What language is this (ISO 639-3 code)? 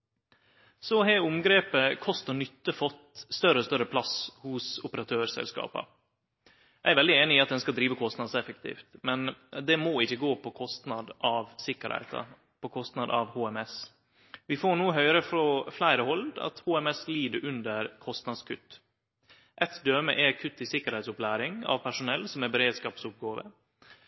nno